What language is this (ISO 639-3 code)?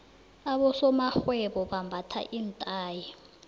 nbl